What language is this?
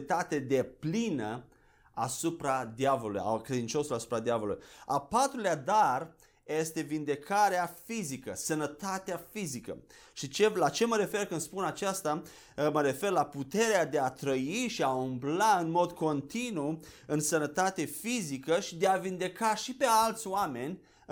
Romanian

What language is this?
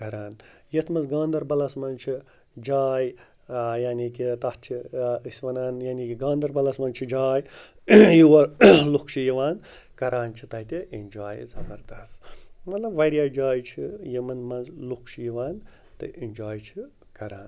Kashmiri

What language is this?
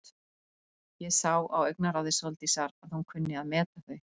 Icelandic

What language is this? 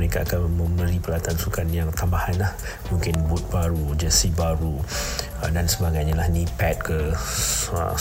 Malay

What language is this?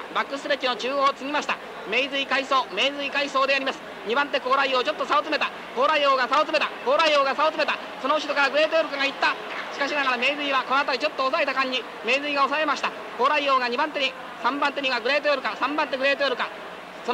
Japanese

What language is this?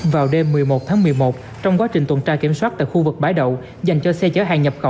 Vietnamese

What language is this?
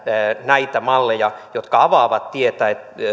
Finnish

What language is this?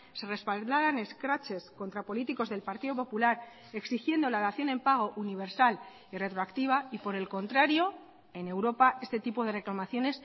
Spanish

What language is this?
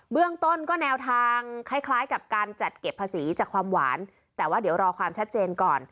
Thai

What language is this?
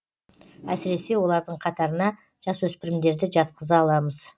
Kazakh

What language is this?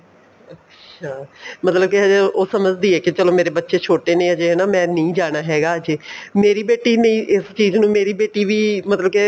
Punjabi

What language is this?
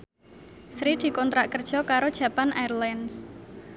Javanese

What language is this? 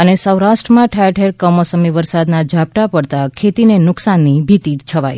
Gujarati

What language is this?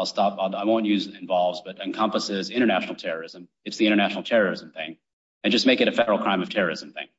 English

